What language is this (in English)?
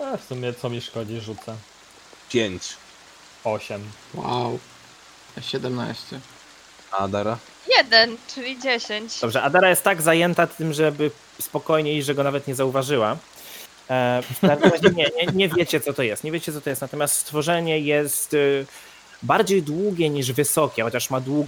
Polish